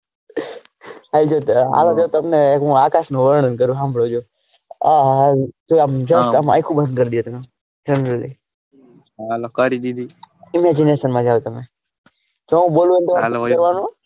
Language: Gujarati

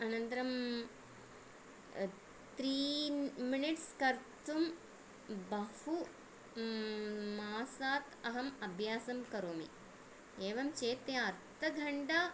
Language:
Sanskrit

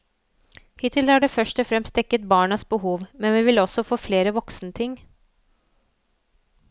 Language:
Norwegian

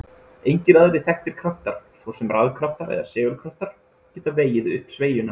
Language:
Icelandic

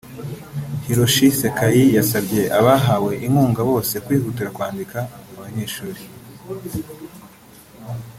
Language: Kinyarwanda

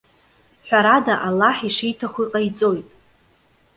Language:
Abkhazian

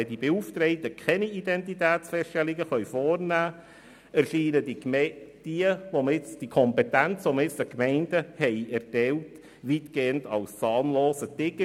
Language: Swiss German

